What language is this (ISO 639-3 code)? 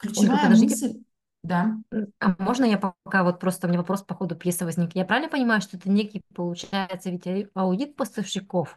rus